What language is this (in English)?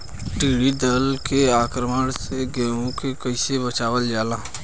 Bhojpuri